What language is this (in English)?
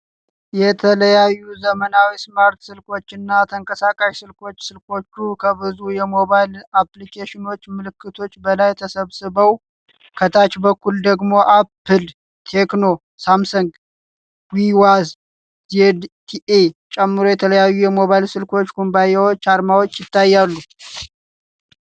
Amharic